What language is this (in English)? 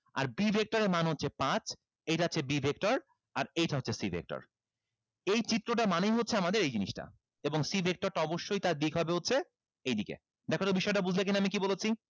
Bangla